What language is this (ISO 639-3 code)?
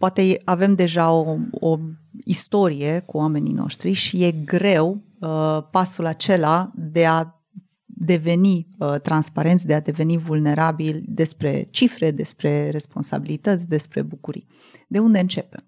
ron